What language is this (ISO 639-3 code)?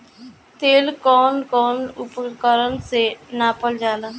bho